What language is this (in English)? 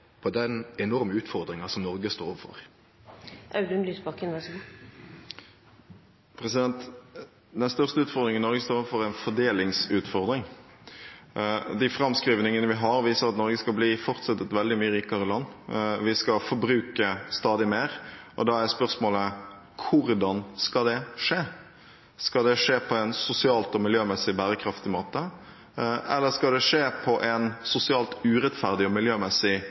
Norwegian